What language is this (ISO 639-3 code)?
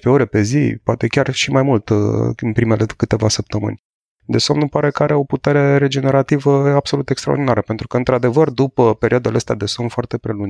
ron